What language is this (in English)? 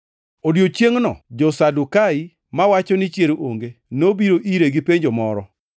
Luo (Kenya and Tanzania)